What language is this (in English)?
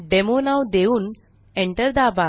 Marathi